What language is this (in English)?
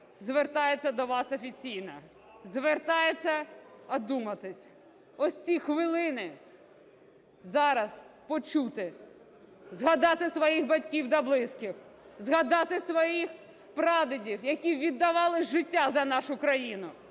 Ukrainian